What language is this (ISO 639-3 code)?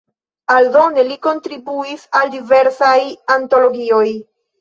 epo